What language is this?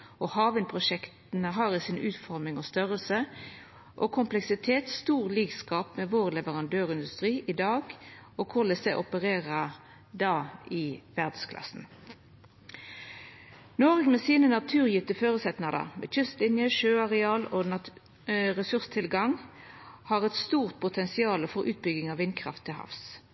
Norwegian Nynorsk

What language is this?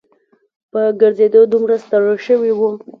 Pashto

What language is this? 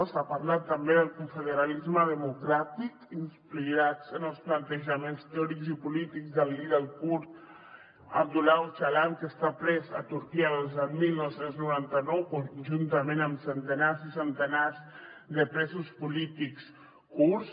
Catalan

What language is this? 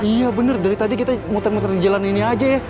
Indonesian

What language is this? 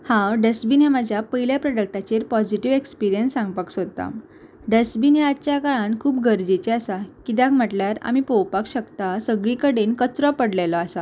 Konkani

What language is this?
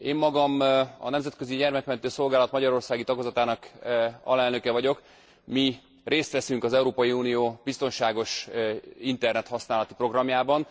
Hungarian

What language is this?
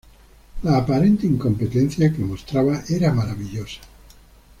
Spanish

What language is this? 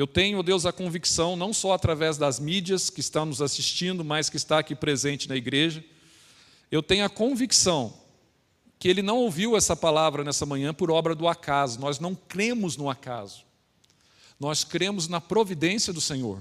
Portuguese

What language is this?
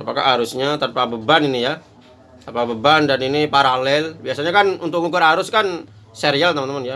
Indonesian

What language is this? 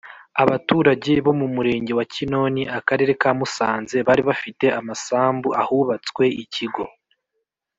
Kinyarwanda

